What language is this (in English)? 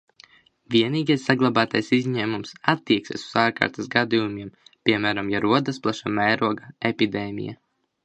Latvian